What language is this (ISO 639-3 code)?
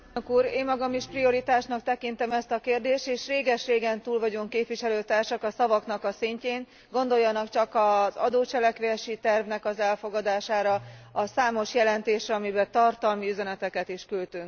hun